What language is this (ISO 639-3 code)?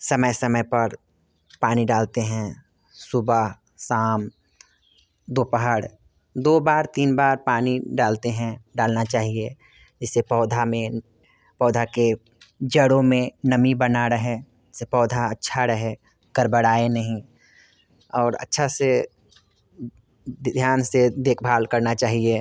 hin